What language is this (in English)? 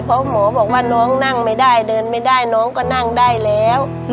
Thai